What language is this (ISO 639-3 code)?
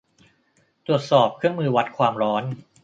tha